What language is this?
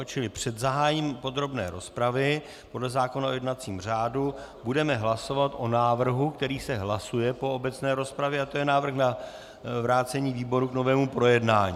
Czech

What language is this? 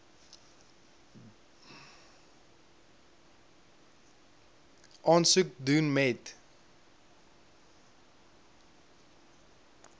Afrikaans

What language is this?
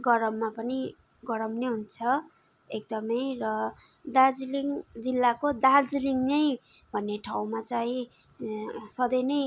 Nepali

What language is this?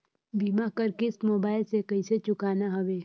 Chhattisgarhi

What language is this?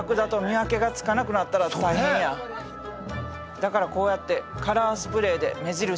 Japanese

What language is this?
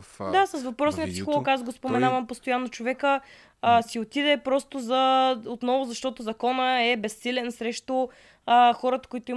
Bulgarian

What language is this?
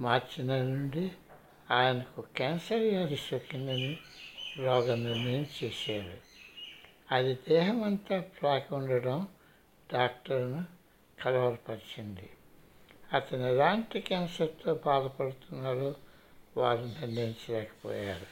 Telugu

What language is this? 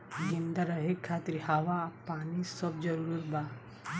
Bhojpuri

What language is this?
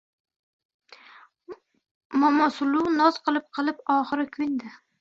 Uzbek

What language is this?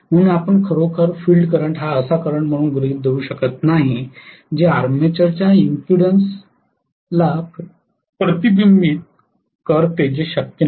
Marathi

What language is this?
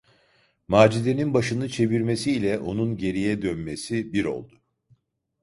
Turkish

